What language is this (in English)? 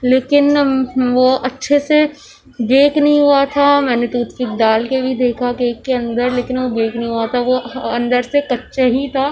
Urdu